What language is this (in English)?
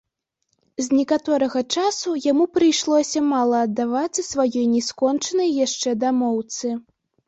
Belarusian